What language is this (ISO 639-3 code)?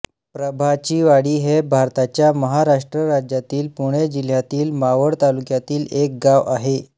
mar